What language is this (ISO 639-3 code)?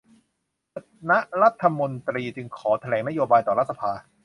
tha